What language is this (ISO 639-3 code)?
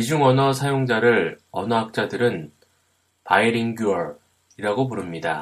kor